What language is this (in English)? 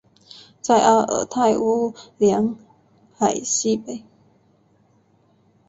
Chinese